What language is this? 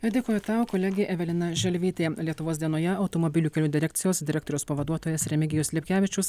Lithuanian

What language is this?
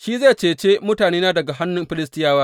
Hausa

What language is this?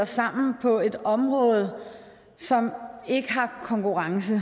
Danish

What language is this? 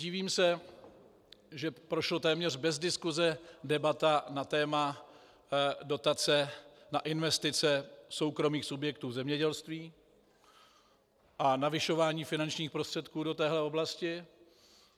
Czech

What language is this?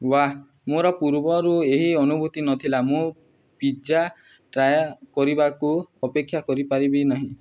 Odia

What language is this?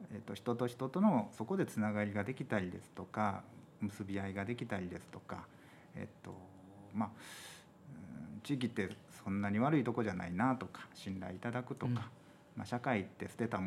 Japanese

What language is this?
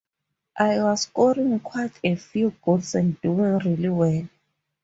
English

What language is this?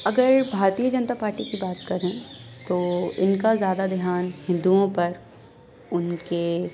Urdu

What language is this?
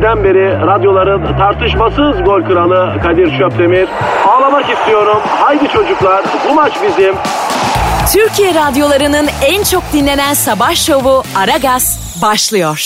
Turkish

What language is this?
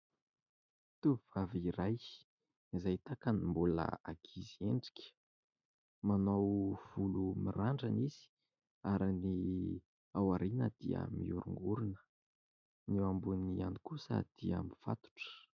Malagasy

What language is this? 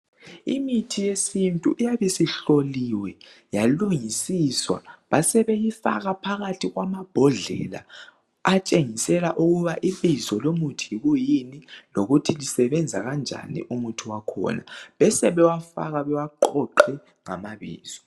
North Ndebele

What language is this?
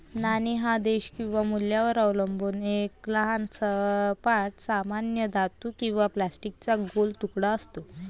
Marathi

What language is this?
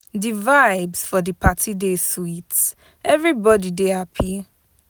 Nigerian Pidgin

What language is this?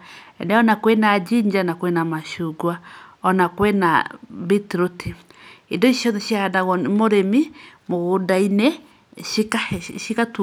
Kikuyu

